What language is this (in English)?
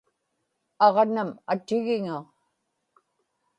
Inupiaq